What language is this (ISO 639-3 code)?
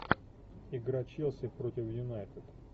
rus